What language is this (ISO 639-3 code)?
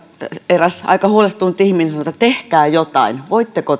fin